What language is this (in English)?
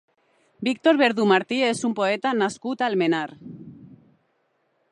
Catalan